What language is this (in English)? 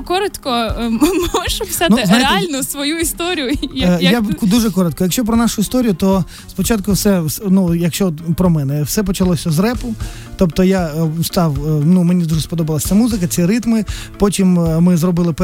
Ukrainian